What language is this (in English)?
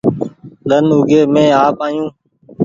Goaria